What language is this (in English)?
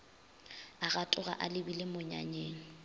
Northern Sotho